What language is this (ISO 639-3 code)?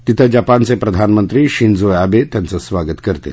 mar